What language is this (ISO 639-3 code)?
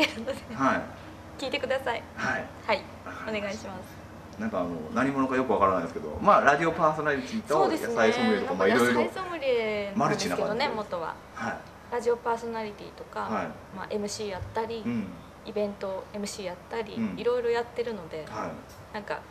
jpn